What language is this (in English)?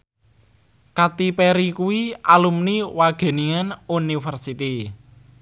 Javanese